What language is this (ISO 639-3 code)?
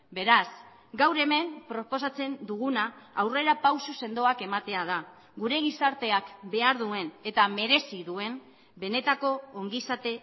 eus